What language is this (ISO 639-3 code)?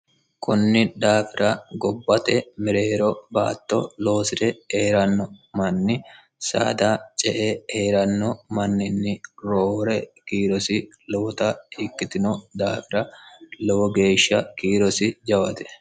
sid